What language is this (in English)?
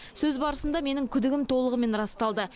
Kazakh